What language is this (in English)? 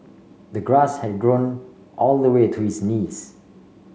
English